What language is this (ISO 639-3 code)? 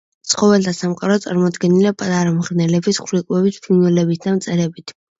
kat